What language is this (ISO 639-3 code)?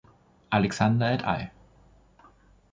deu